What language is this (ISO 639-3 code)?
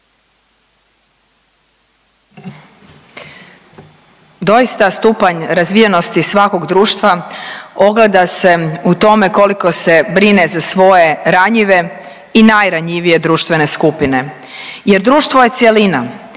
hrv